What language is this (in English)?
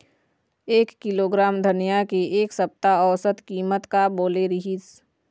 Chhattisgarhi